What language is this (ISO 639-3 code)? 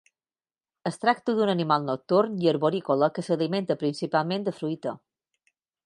cat